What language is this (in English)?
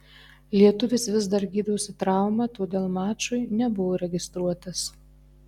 Lithuanian